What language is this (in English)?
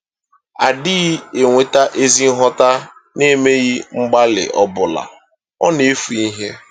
Igbo